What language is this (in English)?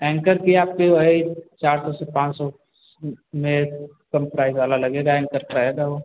Hindi